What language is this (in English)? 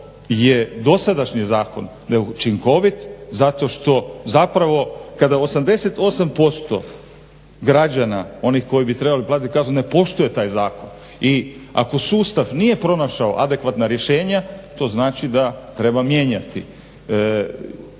Croatian